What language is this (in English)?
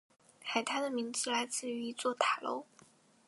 Chinese